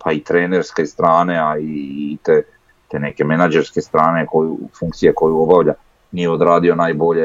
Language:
Croatian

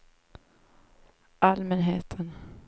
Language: Swedish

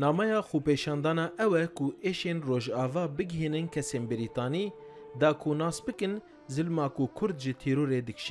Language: Arabic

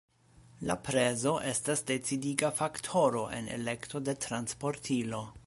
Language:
Esperanto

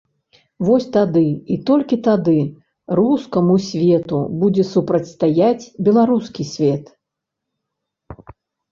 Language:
Belarusian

